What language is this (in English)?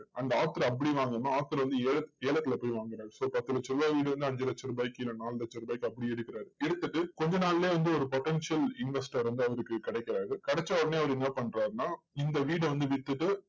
Tamil